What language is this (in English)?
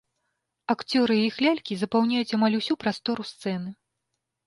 Belarusian